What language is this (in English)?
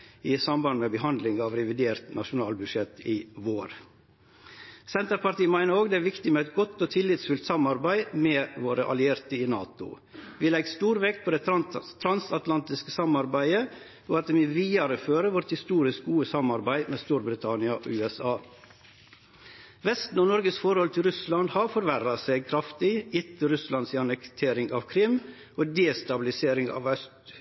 Norwegian Nynorsk